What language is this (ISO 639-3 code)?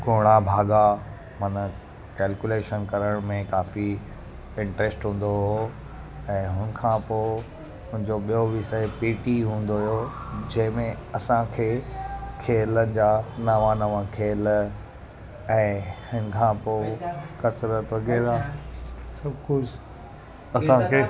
snd